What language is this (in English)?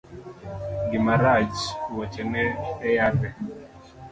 Luo (Kenya and Tanzania)